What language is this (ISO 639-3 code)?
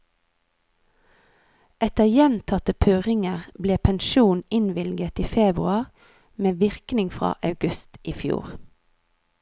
nor